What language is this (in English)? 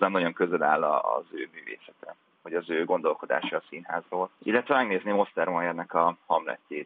Hungarian